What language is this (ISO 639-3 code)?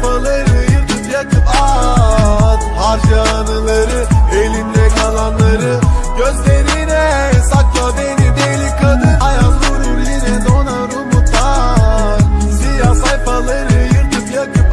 ron